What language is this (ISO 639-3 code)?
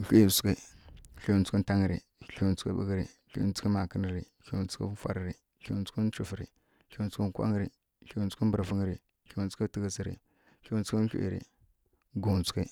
fkk